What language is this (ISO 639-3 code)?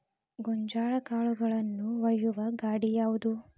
kan